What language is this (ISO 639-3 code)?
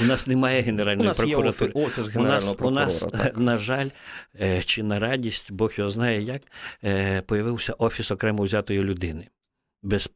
ukr